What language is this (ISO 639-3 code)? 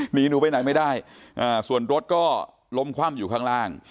tha